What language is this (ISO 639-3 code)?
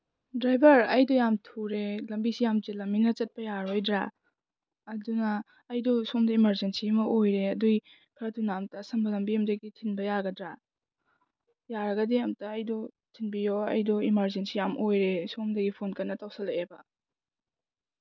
mni